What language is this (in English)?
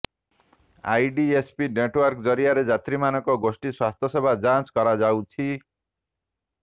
Odia